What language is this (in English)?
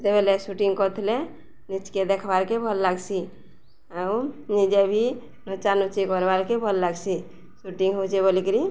Odia